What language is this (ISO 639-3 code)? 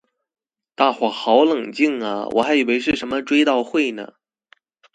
zho